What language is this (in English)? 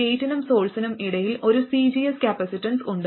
Malayalam